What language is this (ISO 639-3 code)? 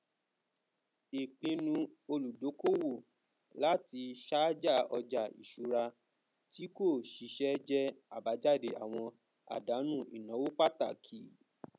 yor